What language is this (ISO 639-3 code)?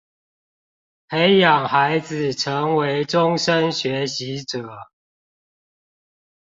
zho